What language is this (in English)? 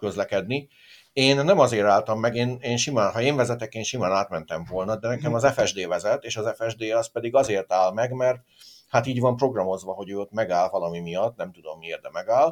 Hungarian